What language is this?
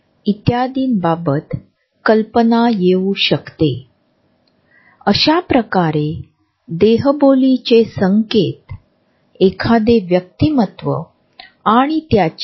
Marathi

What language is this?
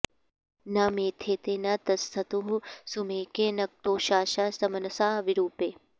Sanskrit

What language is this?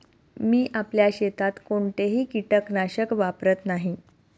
Marathi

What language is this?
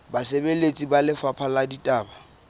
Southern Sotho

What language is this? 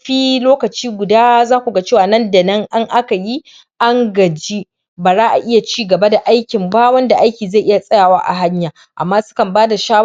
Hausa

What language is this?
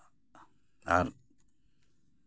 Santali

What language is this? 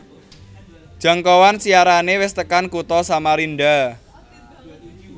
Javanese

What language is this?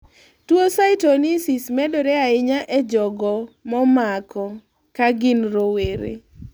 Luo (Kenya and Tanzania)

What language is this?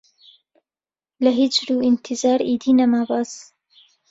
Central Kurdish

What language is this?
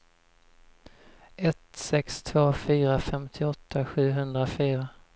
Swedish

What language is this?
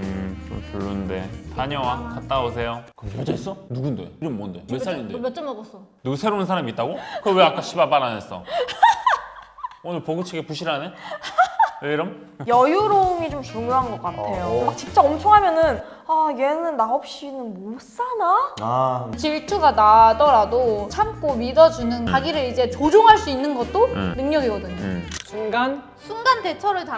Korean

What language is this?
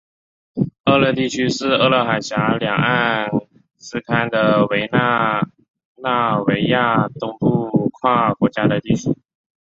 Chinese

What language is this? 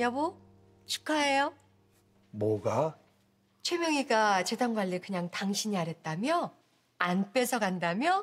Korean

